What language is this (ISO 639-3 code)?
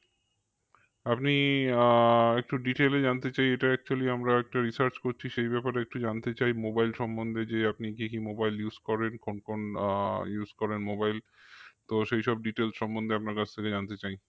ben